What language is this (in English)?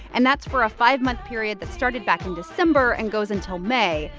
English